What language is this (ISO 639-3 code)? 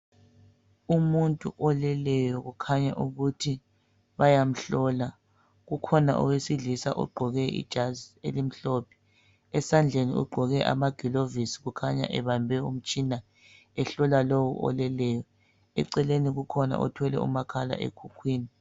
nde